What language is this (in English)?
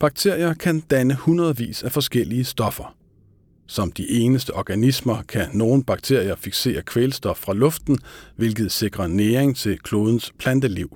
Danish